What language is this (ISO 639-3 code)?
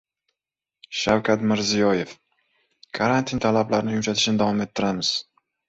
uzb